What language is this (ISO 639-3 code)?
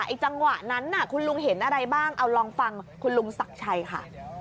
tha